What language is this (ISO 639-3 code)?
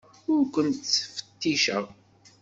kab